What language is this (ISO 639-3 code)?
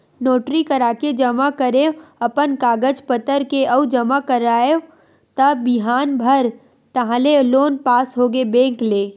hne